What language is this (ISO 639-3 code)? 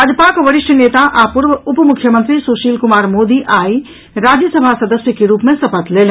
mai